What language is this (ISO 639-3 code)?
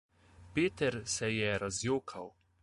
slv